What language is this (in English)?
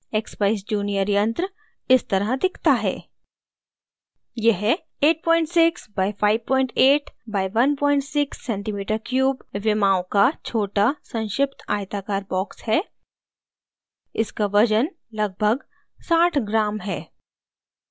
Hindi